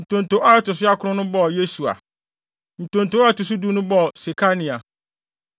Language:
Akan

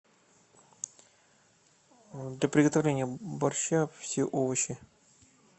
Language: Russian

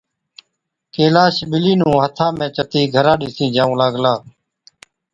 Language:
Od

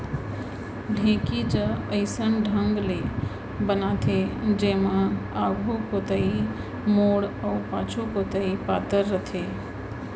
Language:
Chhattisgarhi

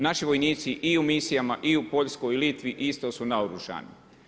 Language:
Croatian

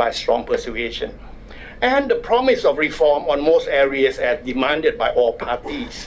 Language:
English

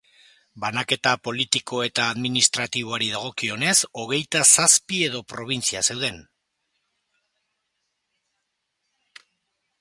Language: Basque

